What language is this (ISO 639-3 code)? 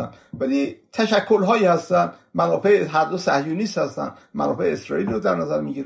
fas